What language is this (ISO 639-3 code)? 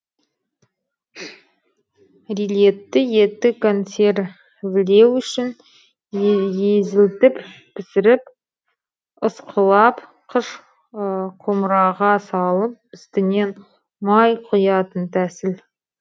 kaz